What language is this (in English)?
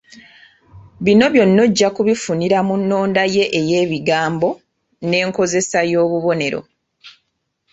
Ganda